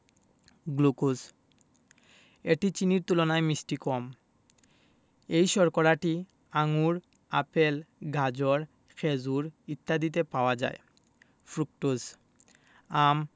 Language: Bangla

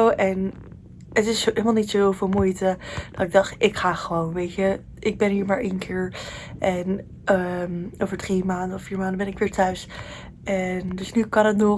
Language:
Dutch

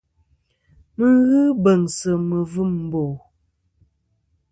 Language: Kom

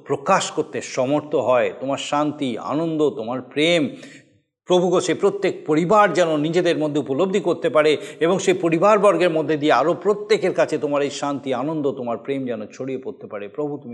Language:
Bangla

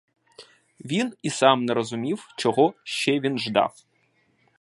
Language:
Ukrainian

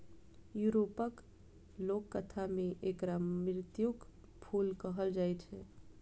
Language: Maithili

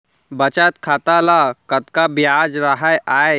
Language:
Chhattisgarhi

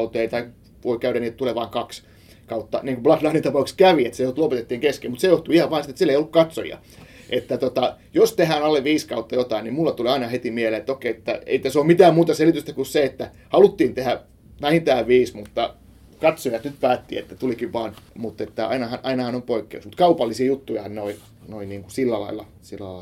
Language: Finnish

